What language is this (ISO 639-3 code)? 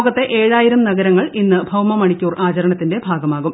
mal